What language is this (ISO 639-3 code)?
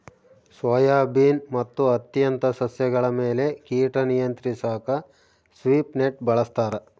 kan